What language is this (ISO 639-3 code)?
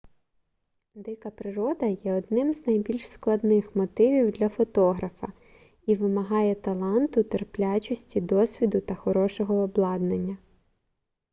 ukr